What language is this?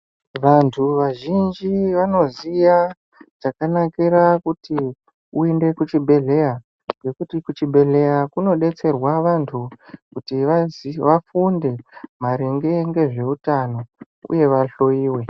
Ndau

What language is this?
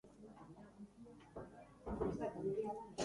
Basque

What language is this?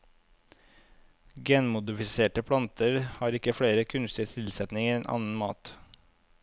Norwegian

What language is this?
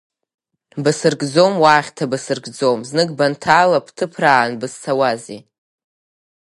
Abkhazian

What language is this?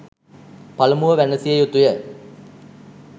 Sinhala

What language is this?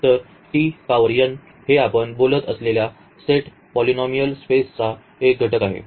Marathi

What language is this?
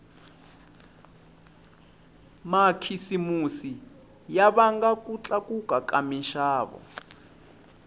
Tsonga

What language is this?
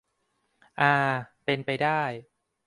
Thai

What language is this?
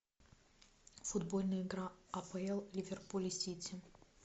Russian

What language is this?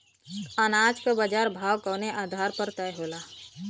Bhojpuri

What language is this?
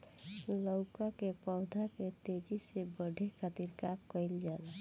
Bhojpuri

